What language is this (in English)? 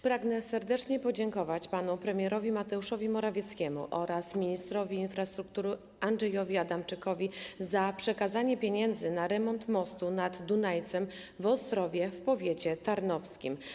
Polish